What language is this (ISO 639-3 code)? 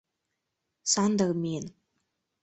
chm